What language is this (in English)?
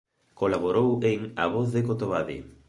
Galician